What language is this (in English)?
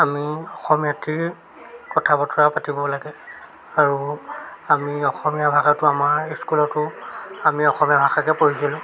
Assamese